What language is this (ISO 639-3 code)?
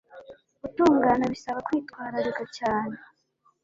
kin